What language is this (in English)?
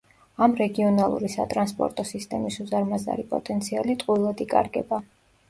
Georgian